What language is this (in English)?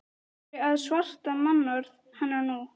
Icelandic